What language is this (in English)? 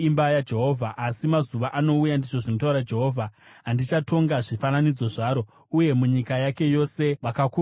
Shona